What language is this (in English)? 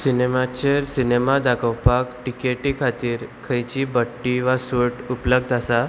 Konkani